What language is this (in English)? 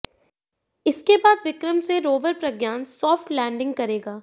Hindi